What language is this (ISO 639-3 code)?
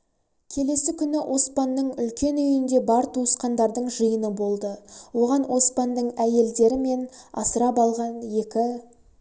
kaz